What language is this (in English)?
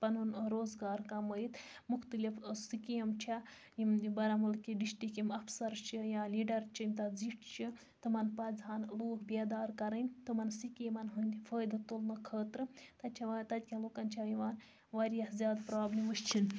Kashmiri